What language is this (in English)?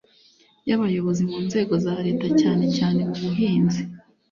Kinyarwanda